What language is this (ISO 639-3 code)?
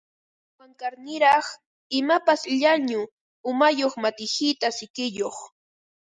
qva